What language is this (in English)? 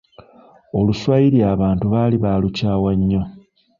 Ganda